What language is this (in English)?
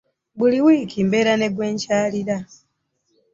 Ganda